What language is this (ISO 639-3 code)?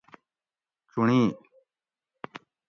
gwc